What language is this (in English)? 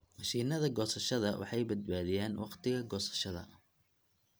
Somali